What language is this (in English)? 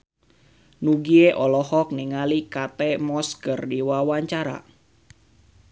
Sundanese